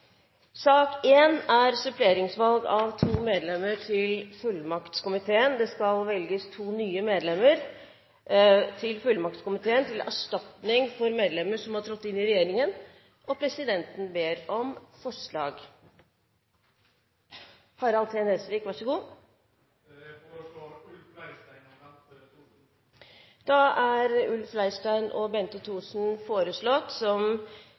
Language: Norwegian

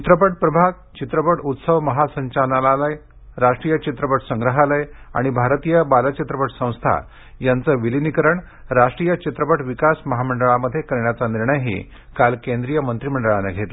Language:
Marathi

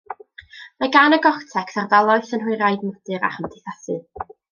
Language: Welsh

